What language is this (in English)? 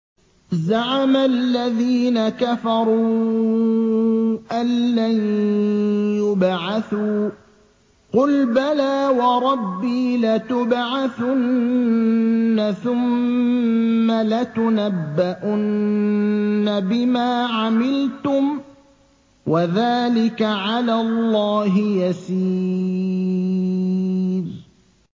Arabic